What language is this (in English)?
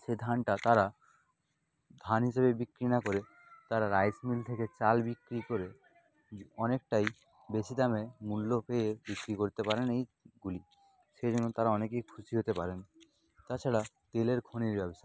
Bangla